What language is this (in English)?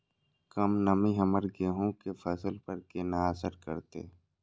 Maithili